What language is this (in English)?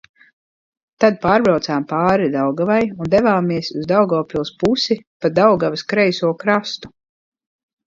Latvian